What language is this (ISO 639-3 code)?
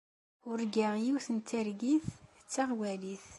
kab